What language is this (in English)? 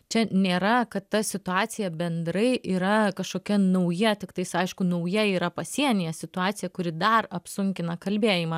Lithuanian